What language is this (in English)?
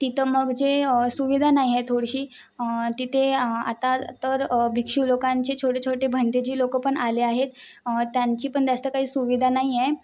Marathi